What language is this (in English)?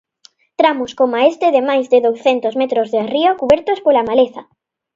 Galician